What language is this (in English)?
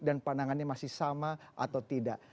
Indonesian